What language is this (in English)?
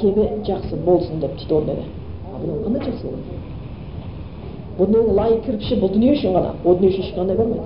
Bulgarian